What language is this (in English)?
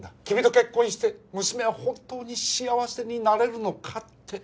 Japanese